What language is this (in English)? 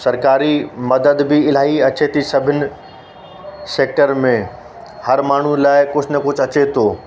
Sindhi